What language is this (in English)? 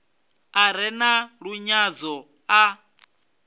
Venda